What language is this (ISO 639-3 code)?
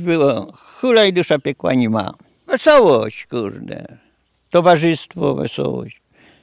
pol